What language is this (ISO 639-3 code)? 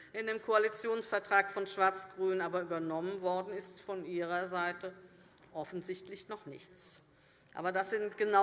deu